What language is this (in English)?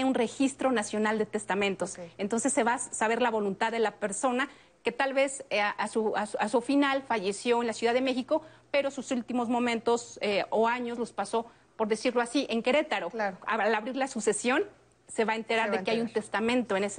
Spanish